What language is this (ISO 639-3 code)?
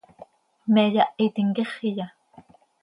sei